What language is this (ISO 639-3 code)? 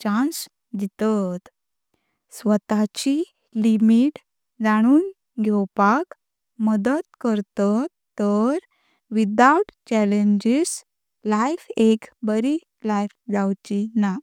kok